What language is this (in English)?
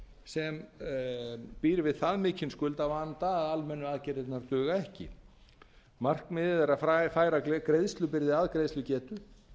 Icelandic